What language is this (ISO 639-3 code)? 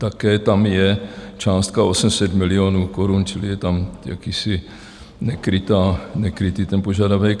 ces